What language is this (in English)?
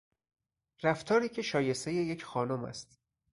Persian